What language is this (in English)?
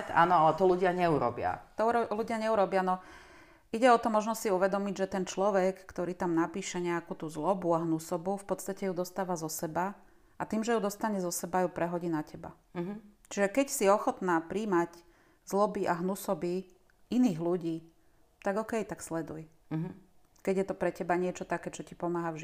Slovak